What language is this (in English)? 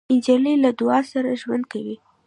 Pashto